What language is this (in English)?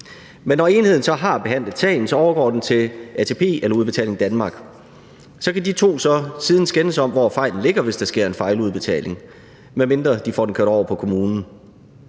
Danish